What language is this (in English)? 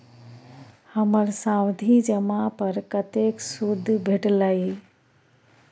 Maithili